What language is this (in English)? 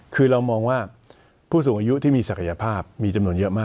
Thai